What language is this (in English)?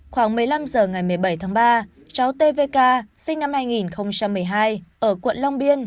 Vietnamese